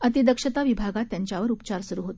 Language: Marathi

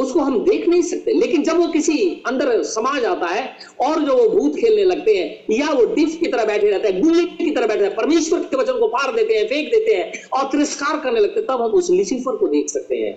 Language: Hindi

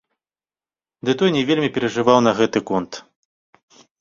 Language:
Belarusian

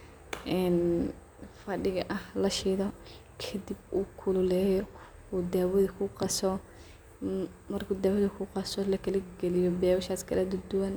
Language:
Somali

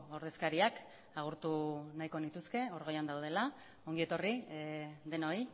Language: Basque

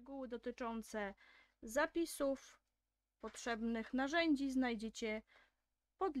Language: Polish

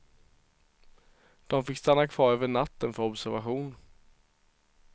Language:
Swedish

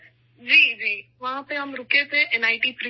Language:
Urdu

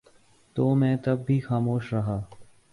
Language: Urdu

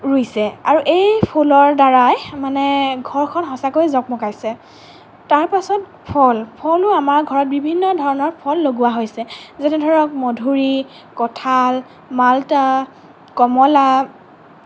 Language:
Assamese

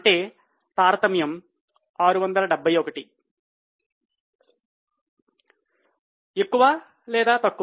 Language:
Telugu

